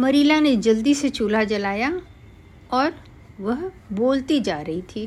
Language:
Hindi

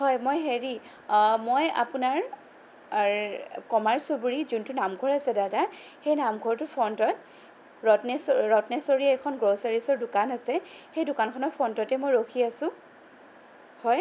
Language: Assamese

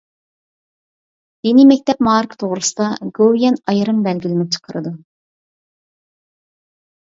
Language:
Uyghur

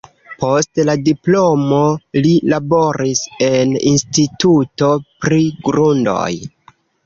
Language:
Esperanto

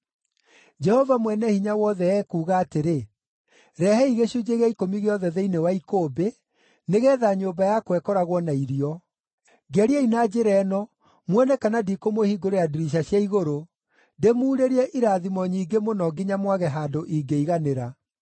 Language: Kikuyu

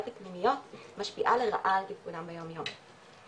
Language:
Hebrew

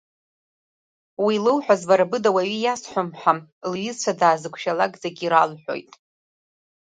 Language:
Abkhazian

